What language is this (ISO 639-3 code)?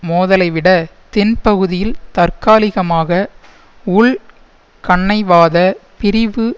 tam